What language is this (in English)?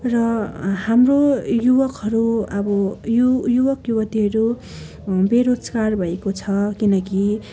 Nepali